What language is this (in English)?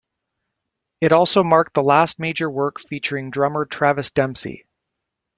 English